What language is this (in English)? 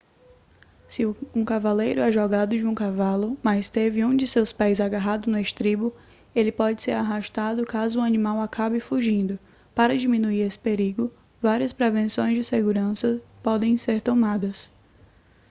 Portuguese